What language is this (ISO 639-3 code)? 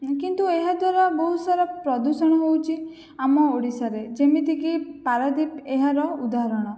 ori